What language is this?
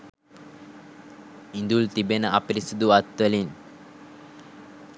Sinhala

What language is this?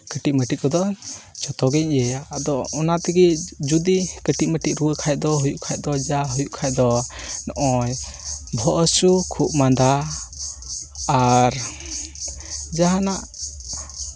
Santali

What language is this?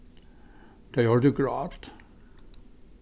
Faroese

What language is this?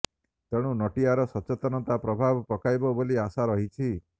Odia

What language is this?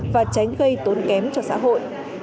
Vietnamese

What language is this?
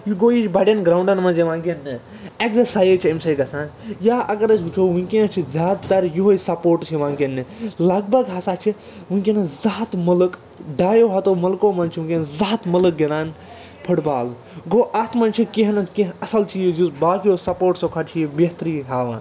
Kashmiri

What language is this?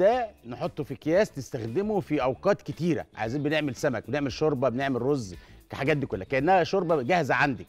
Arabic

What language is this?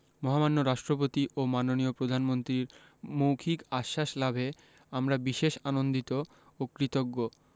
Bangla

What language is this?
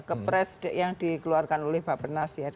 Indonesian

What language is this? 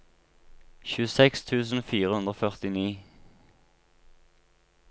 Norwegian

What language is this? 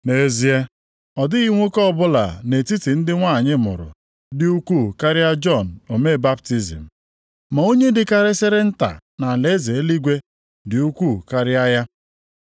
Igbo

